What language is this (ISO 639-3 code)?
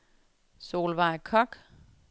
dan